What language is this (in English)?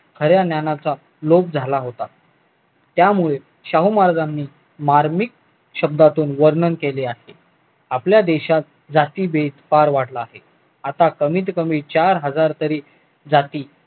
Marathi